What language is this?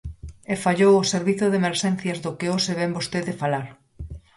Galician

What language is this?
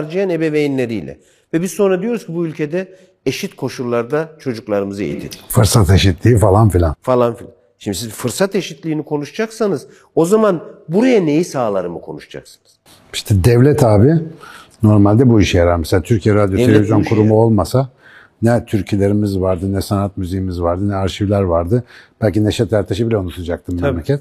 Turkish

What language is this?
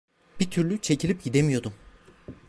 Turkish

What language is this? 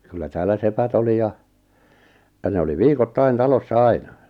Finnish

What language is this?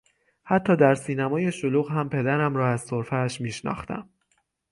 Persian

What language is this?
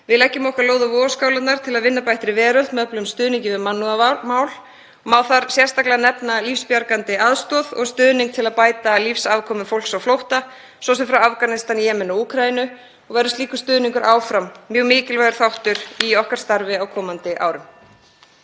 Icelandic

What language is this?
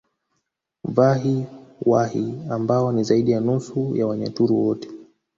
Swahili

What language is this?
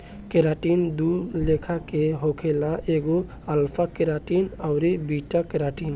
Bhojpuri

